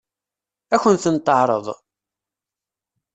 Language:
Kabyle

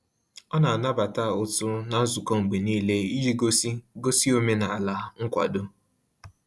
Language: Igbo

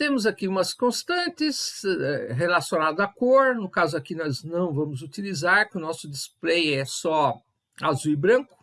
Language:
Portuguese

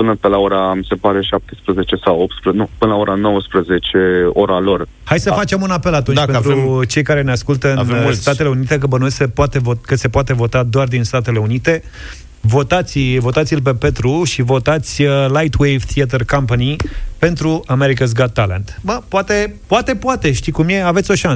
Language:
Romanian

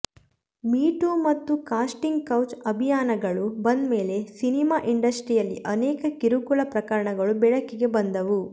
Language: Kannada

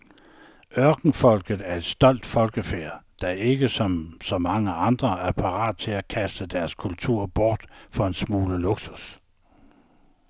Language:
Danish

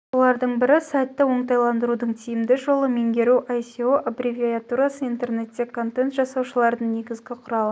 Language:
Kazakh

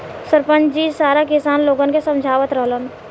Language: Bhojpuri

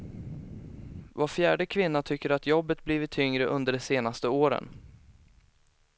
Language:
Swedish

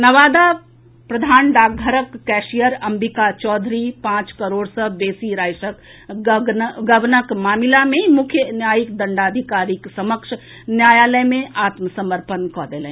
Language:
Maithili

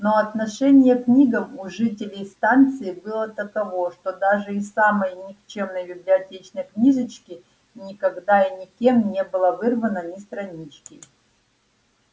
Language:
Russian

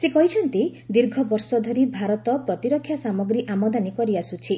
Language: Odia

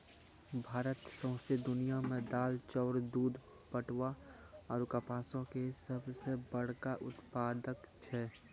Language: Maithili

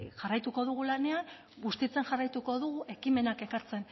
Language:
Basque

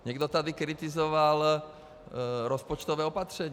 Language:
Czech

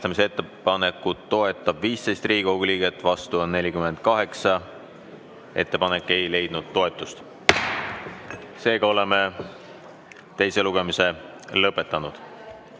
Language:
Estonian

